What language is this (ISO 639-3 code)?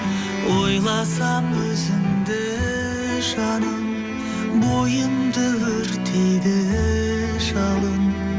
kaz